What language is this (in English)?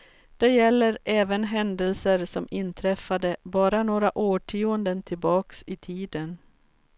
Swedish